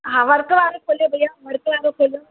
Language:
Sindhi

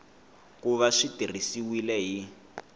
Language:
Tsonga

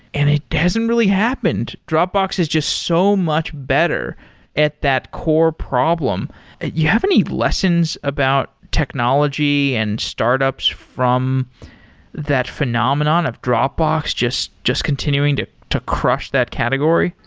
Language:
English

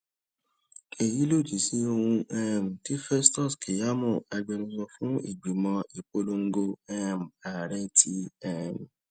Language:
Yoruba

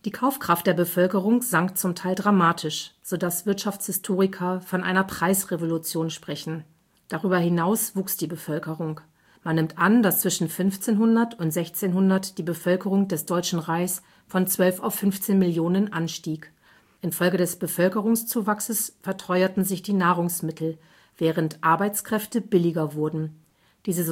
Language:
German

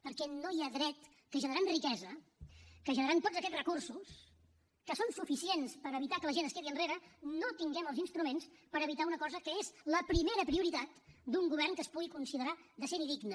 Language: Catalan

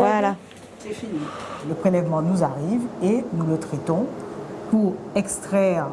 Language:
French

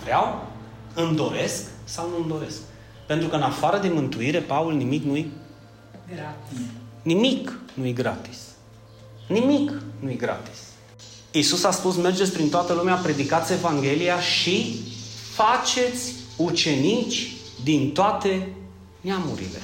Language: Romanian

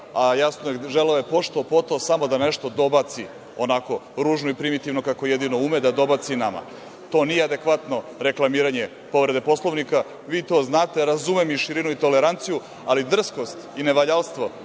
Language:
Serbian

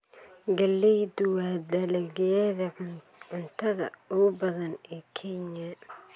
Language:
Somali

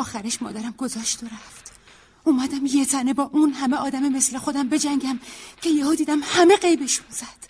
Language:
Persian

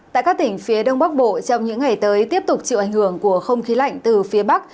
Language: Vietnamese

